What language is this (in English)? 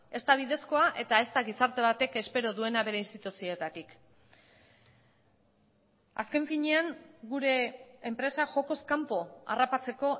Basque